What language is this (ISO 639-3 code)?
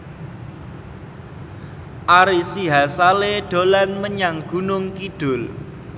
jav